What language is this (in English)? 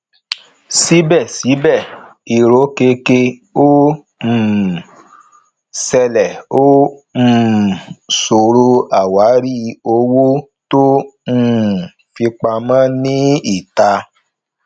Yoruba